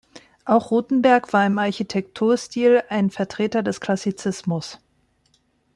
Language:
German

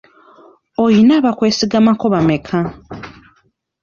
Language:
Ganda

